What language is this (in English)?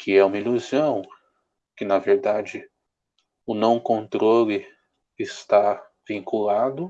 Portuguese